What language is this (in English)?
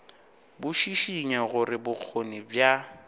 Northern Sotho